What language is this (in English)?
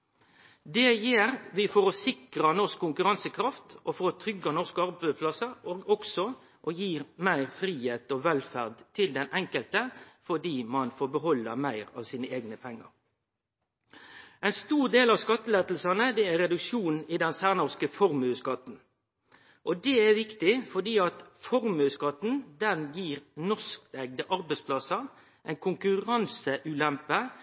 Norwegian Nynorsk